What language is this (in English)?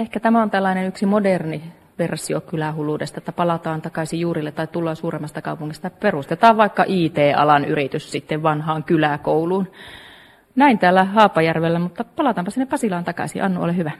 Finnish